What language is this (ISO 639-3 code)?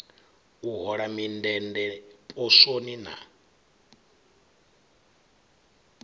ven